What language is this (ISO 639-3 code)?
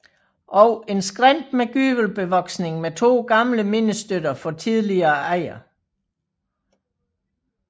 dan